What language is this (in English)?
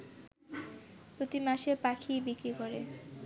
Bangla